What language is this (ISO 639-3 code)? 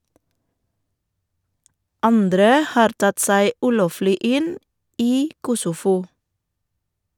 nor